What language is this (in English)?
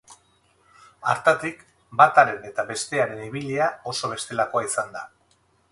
Basque